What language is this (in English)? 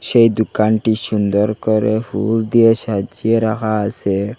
Bangla